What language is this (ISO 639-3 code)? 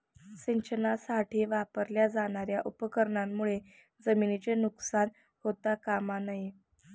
mar